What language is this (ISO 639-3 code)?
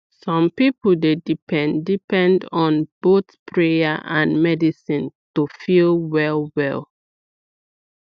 pcm